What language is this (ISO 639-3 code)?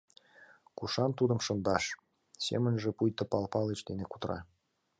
chm